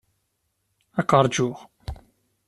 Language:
Kabyle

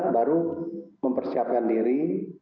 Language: Indonesian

